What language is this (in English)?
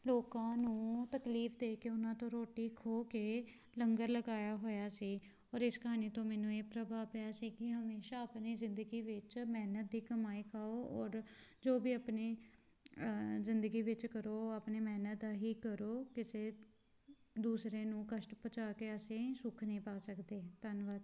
Punjabi